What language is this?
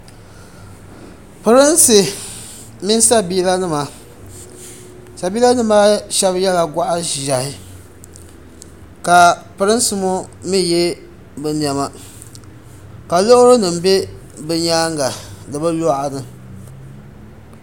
Dagbani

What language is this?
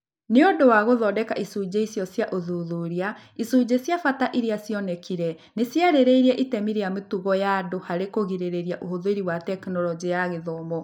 Kikuyu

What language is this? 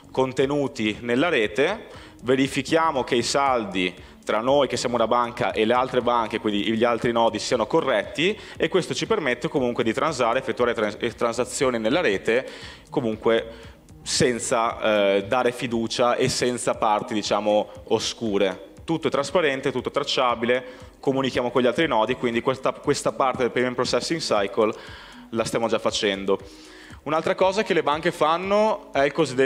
Italian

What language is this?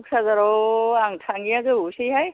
Bodo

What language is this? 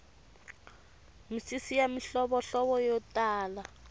Tsonga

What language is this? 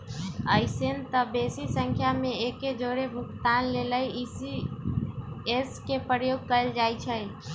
Magahi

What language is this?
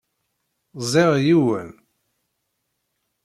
Kabyle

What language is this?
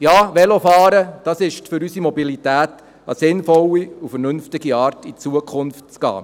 Swiss German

